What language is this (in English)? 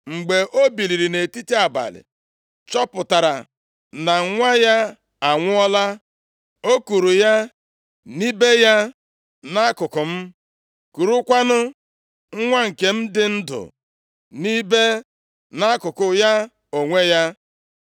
Igbo